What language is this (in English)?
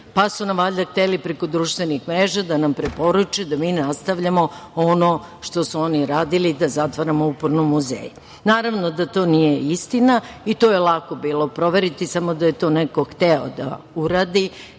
Serbian